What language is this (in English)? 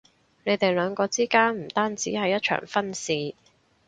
Cantonese